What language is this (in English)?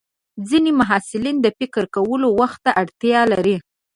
Pashto